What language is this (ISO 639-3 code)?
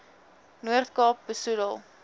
afr